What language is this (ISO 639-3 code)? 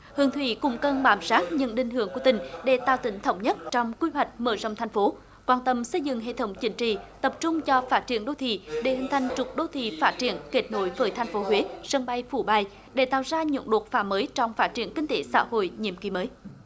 vie